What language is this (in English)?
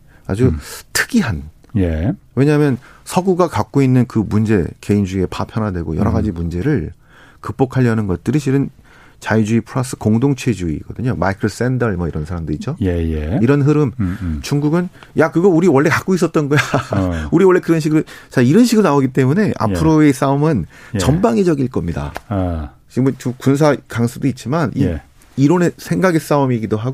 Korean